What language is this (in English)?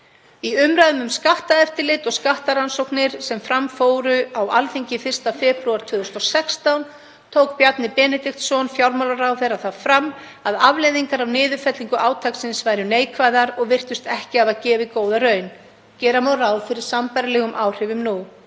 Icelandic